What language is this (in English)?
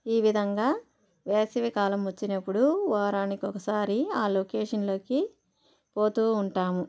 Telugu